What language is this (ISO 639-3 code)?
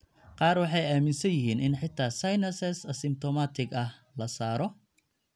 som